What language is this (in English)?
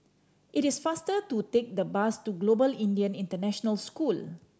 English